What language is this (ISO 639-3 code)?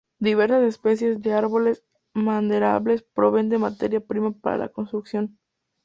spa